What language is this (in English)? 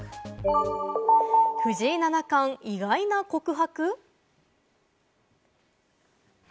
Japanese